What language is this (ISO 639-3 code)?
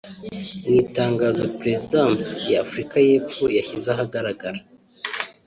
kin